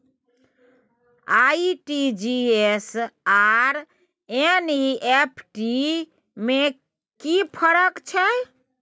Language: Maithili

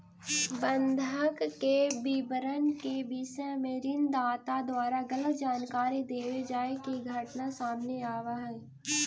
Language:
Magahi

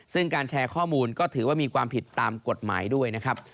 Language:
Thai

